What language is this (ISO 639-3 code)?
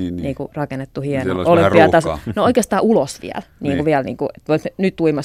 fin